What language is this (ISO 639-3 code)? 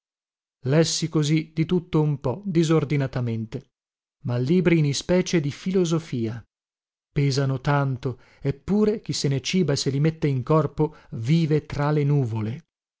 ita